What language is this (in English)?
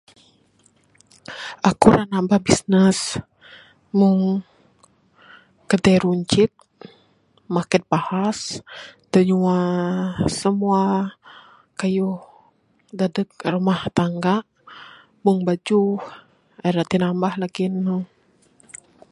Bukar-Sadung Bidayuh